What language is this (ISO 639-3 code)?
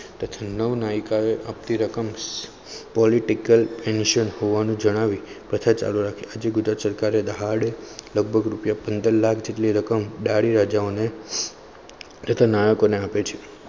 guj